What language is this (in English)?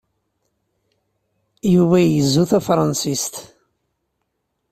Kabyle